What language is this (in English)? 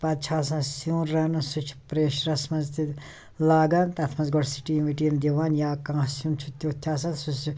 Kashmiri